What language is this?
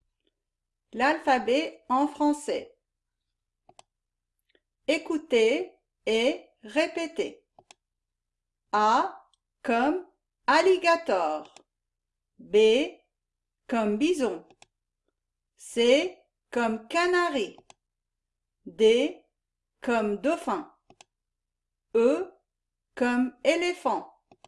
French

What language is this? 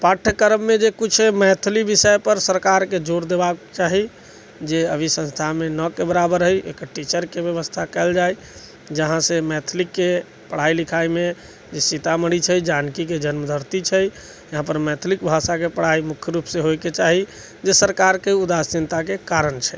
Maithili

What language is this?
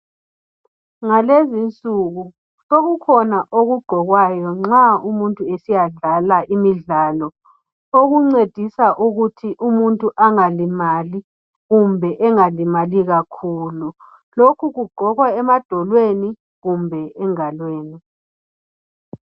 North Ndebele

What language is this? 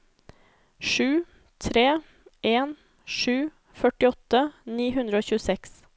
Norwegian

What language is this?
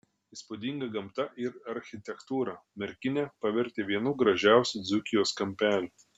Lithuanian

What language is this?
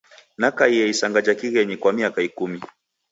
Taita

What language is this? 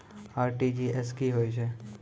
Maithili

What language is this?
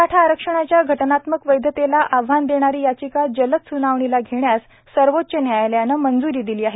Marathi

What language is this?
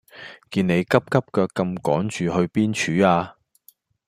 Cantonese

